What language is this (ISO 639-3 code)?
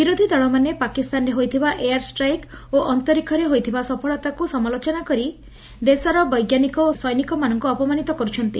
ori